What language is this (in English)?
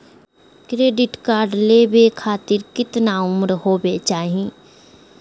Magahi